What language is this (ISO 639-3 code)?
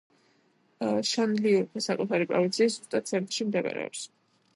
kat